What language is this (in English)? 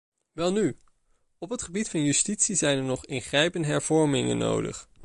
Dutch